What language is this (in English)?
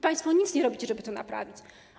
Polish